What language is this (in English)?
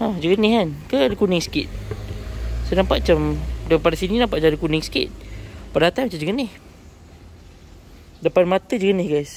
Malay